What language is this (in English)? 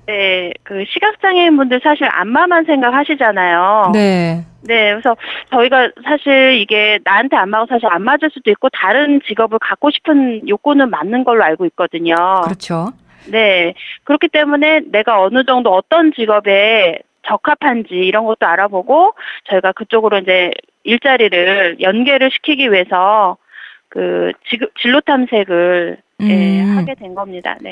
Korean